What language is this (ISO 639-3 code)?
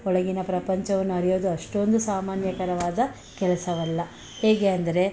kan